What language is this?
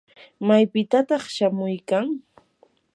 Yanahuanca Pasco Quechua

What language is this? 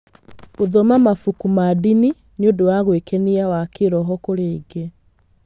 Kikuyu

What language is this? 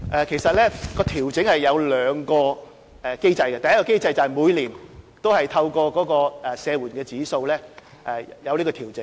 Cantonese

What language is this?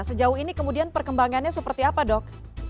Indonesian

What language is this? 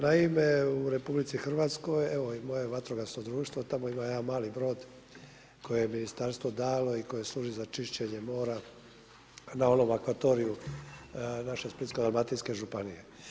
Croatian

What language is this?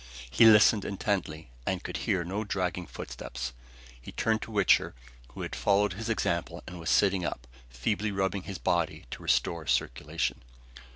English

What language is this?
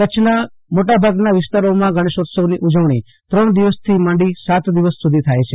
Gujarati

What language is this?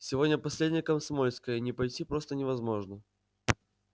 Russian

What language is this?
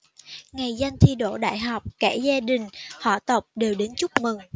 Vietnamese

